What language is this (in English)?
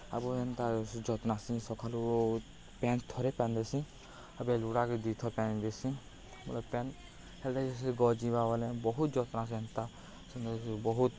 Odia